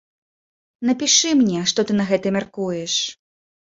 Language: Belarusian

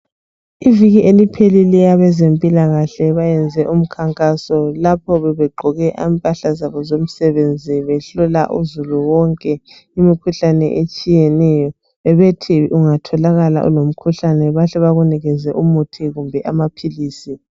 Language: North Ndebele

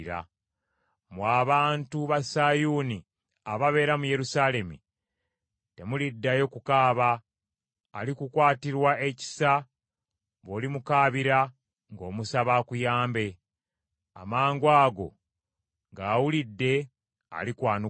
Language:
Ganda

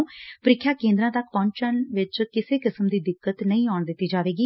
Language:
Punjabi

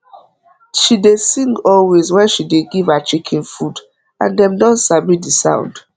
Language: Nigerian Pidgin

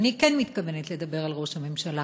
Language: Hebrew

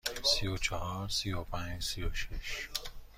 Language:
Persian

